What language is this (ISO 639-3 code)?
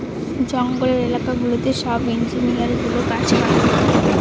ben